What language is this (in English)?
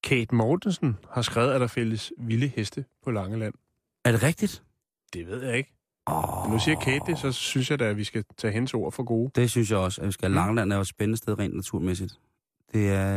Danish